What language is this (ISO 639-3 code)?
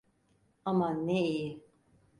tur